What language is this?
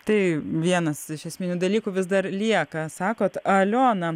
Lithuanian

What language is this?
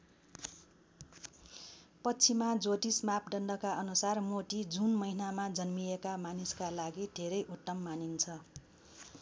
Nepali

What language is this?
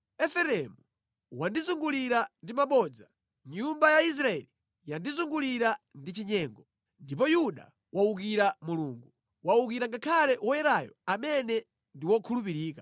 Nyanja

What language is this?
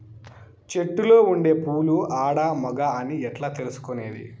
Telugu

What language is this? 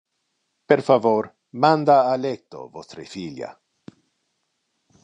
Interlingua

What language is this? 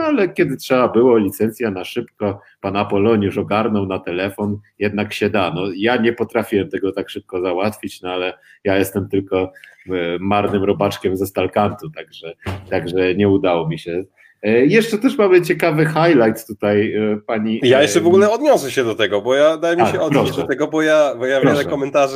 Polish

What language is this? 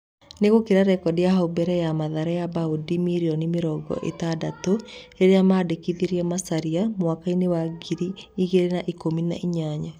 Kikuyu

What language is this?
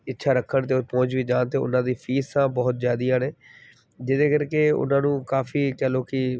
Punjabi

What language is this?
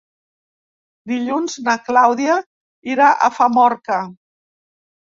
Catalan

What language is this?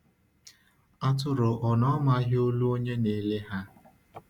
Igbo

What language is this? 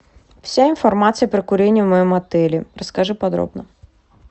Russian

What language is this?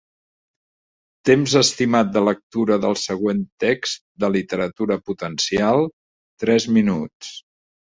Catalan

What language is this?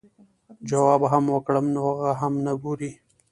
Pashto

